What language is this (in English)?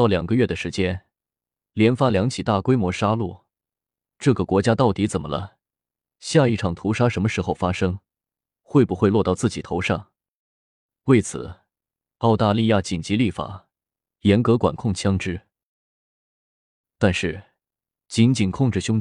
Chinese